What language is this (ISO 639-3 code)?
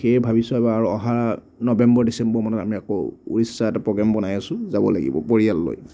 asm